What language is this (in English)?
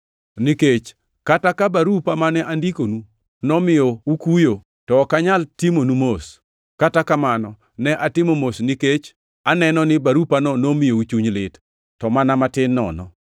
Luo (Kenya and Tanzania)